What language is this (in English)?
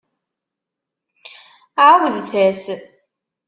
Kabyle